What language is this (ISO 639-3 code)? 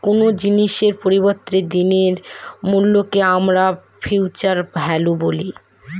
ben